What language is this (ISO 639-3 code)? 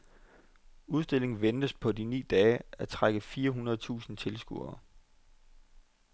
dan